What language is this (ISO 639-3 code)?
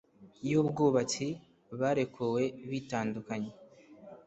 kin